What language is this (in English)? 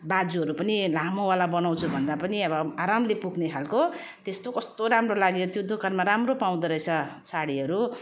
Nepali